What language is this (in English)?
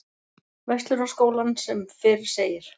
Icelandic